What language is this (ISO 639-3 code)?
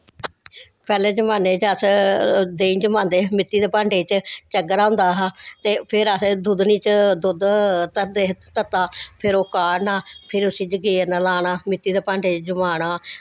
doi